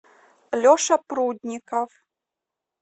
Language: Russian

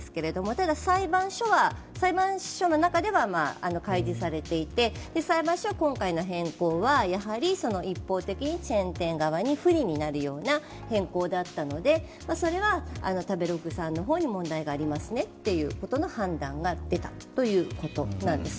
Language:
Japanese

